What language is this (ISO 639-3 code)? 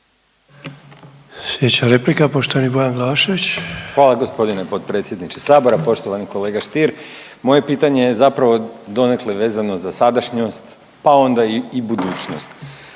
hrv